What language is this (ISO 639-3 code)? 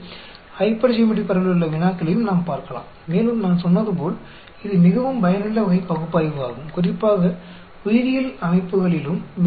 tam